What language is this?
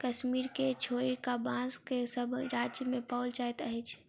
Maithili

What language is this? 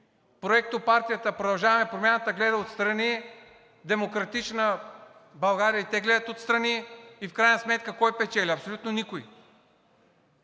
Bulgarian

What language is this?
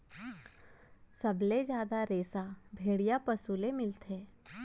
Chhattisgarhi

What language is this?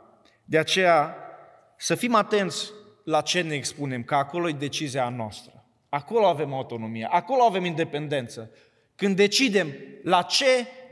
Romanian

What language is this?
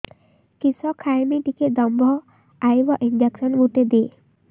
Odia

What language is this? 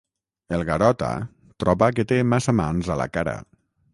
Catalan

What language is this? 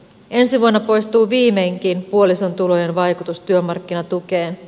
Finnish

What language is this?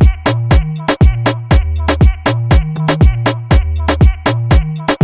English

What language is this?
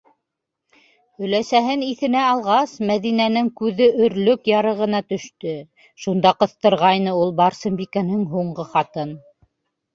Bashkir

